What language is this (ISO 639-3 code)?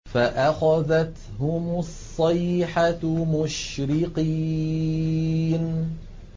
ara